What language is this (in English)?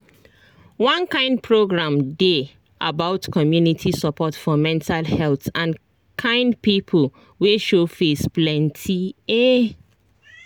Nigerian Pidgin